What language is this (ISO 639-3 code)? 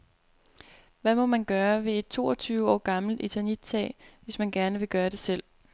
dan